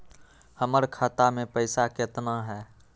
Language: Magahi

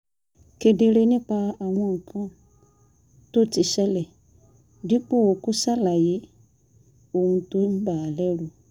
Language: Yoruba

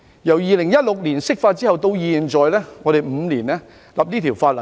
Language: Cantonese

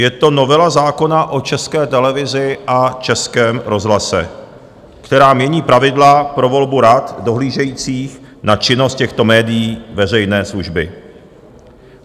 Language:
Czech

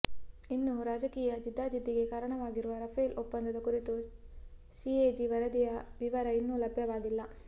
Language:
Kannada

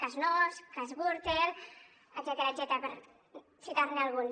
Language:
Catalan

